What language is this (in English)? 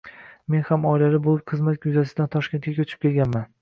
Uzbek